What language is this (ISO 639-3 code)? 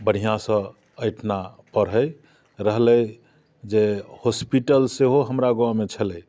mai